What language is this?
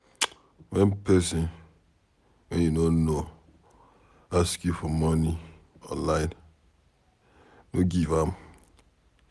Nigerian Pidgin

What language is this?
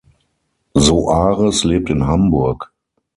German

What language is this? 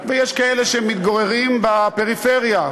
Hebrew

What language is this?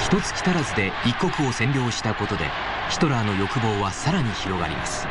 Japanese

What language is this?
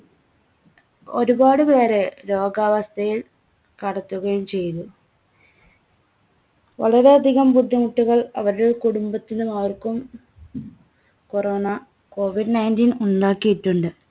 Malayalam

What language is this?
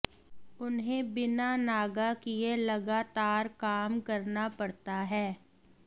Hindi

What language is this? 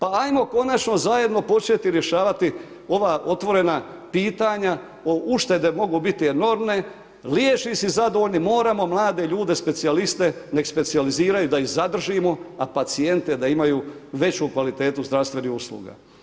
Croatian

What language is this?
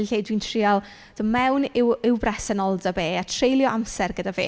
Welsh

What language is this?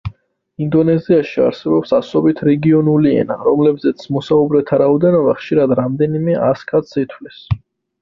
Georgian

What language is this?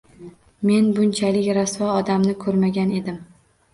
Uzbek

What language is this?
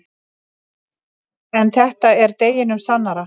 Icelandic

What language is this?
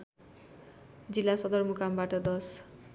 Nepali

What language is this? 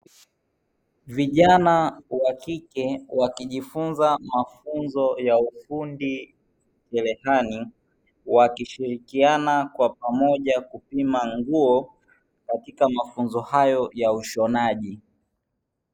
Swahili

